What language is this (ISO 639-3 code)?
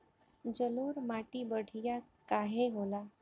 bho